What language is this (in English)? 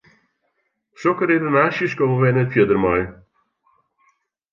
Western Frisian